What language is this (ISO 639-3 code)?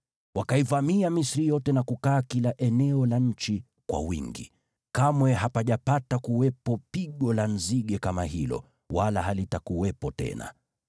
swa